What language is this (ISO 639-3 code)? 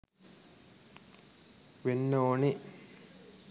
sin